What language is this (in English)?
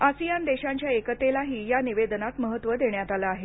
Marathi